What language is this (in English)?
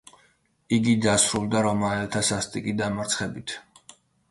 Georgian